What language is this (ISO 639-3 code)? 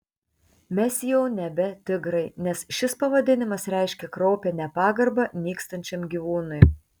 lit